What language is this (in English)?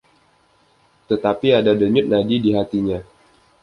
Indonesian